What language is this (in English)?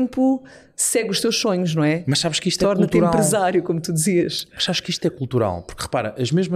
Portuguese